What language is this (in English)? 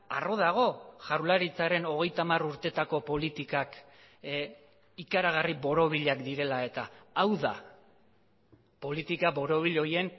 Basque